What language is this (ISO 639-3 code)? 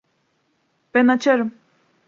tur